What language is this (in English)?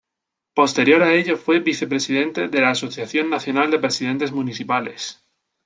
Spanish